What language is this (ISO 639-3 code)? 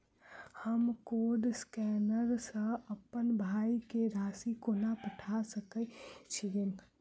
mai